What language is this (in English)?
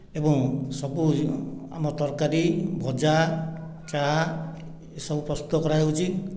Odia